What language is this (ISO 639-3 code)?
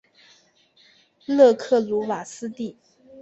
zho